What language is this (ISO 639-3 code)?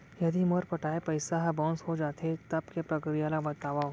hne